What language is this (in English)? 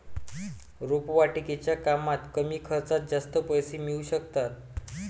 Marathi